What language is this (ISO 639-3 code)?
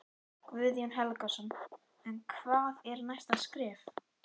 isl